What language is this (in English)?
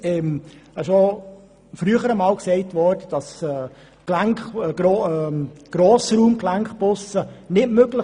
Swiss German